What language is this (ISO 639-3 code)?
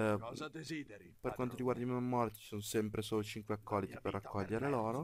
ita